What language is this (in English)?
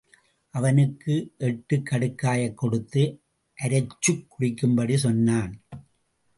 Tamil